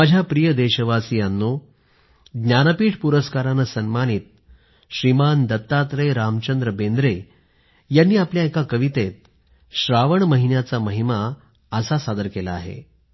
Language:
Marathi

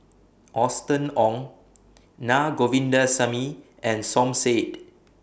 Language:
English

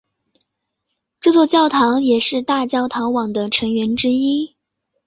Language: Chinese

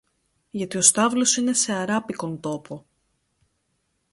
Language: Greek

